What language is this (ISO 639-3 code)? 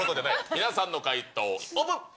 jpn